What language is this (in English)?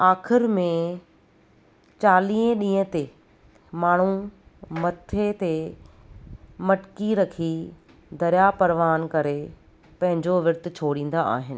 Sindhi